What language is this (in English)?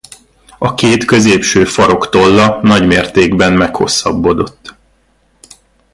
Hungarian